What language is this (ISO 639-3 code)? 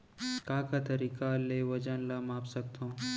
hne